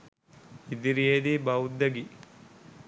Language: Sinhala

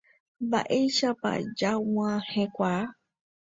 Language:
Guarani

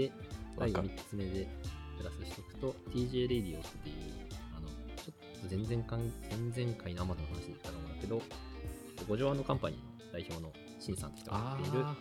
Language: Japanese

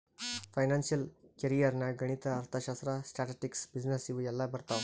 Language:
Kannada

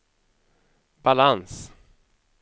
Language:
Swedish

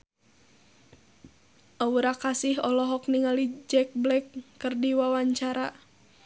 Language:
Sundanese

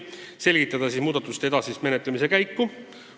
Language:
Estonian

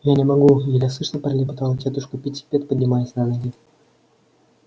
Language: Russian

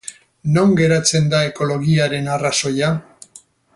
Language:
Basque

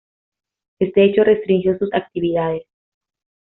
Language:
Spanish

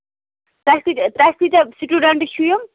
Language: Kashmiri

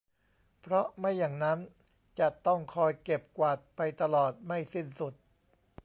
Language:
Thai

